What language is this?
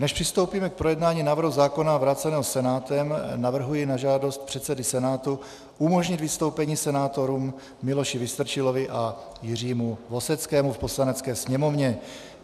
Czech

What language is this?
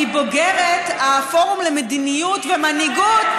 Hebrew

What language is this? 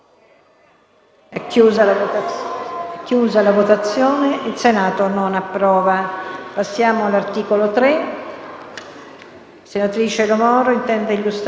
Italian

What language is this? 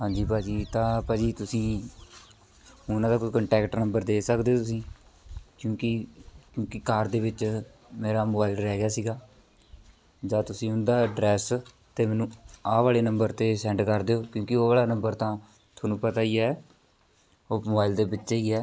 Punjabi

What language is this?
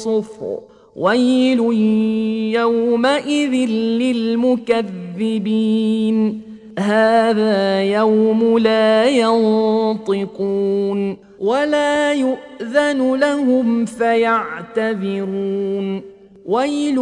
Arabic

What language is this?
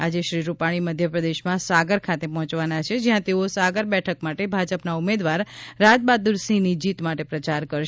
Gujarati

